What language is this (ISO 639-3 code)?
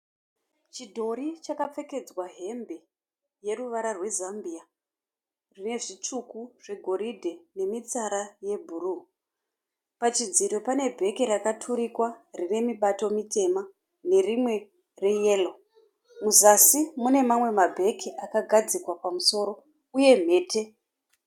sna